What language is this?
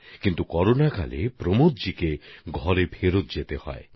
Bangla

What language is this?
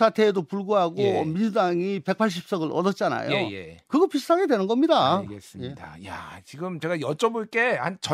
Korean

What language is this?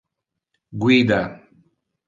Interlingua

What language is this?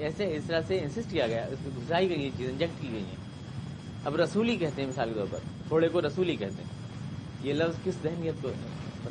Urdu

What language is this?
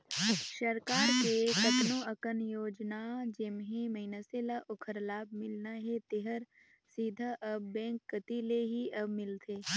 Chhattisgarhi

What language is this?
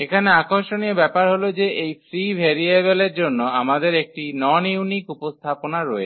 Bangla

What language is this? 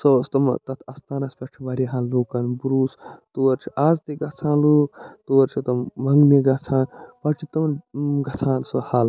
Kashmiri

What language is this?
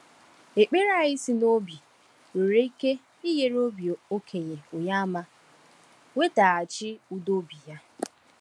Igbo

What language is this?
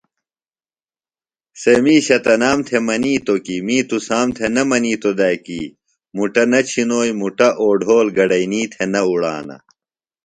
Phalura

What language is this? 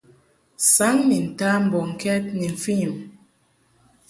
Mungaka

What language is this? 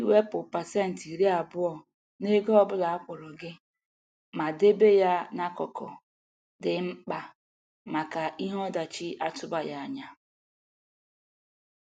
Igbo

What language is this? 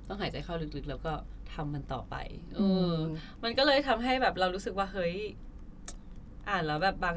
Thai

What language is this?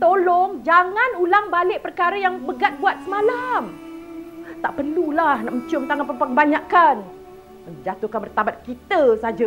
Malay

